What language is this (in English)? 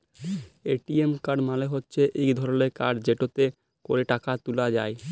Bangla